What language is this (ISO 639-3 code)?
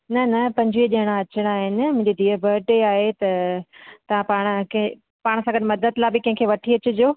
snd